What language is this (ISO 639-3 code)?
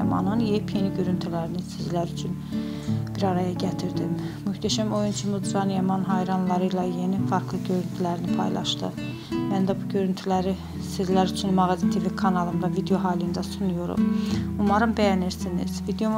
tur